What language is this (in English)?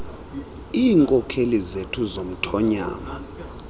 Xhosa